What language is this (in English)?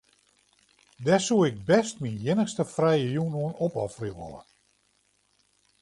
Western Frisian